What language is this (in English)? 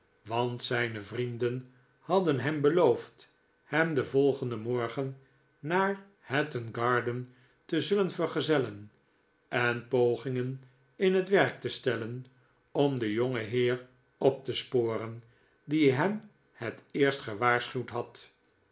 Dutch